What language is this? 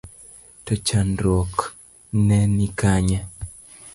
Luo (Kenya and Tanzania)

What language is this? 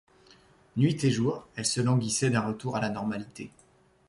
French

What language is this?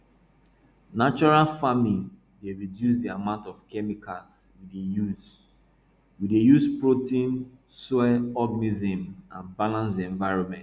Nigerian Pidgin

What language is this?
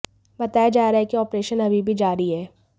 Hindi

